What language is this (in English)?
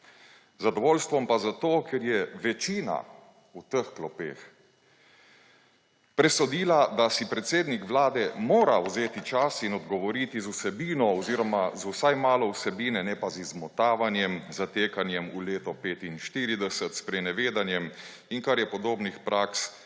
Slovenian